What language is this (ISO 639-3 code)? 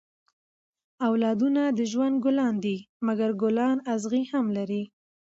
pus